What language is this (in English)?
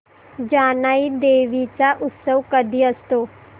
Marathi